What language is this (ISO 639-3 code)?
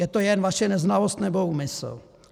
ces